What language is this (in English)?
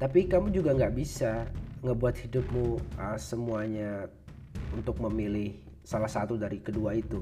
Indonesian